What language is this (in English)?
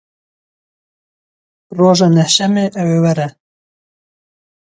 Kurdish